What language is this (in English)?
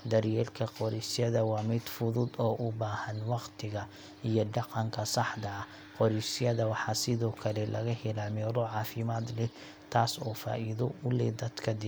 Somali